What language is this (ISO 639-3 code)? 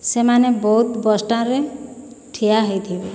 ori